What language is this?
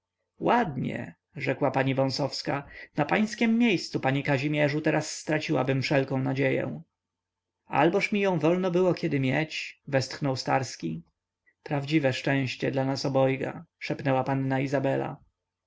Polish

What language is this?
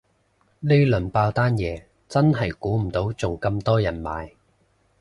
Cantonese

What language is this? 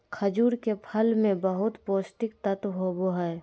Magahi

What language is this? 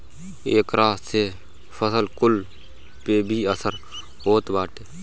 Bhojpuri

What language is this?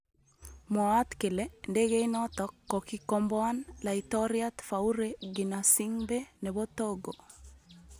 Kalenjin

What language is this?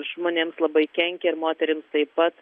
Lithuanian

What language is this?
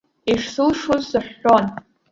Abkhazian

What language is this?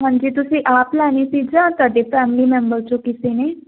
Punjabi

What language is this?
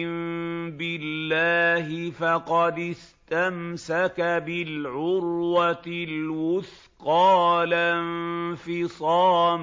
Arabic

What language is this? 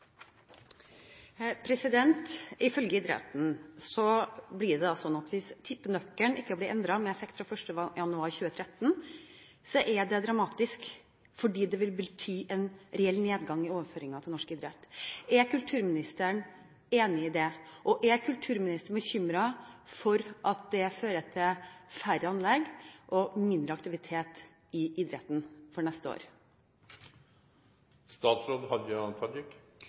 Norwegian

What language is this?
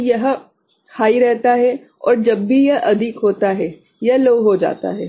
Hindi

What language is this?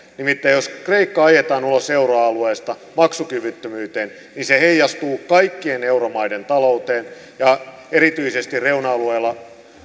Finnish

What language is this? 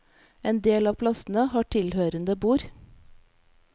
Norwegian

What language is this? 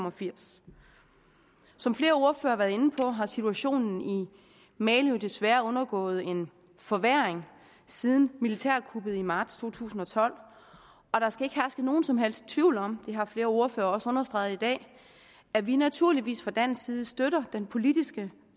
Danish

